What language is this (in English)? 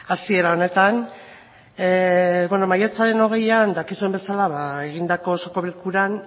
Basque